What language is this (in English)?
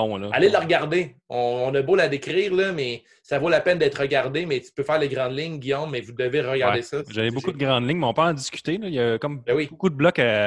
French